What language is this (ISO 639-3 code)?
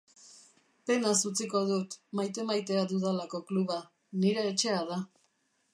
eus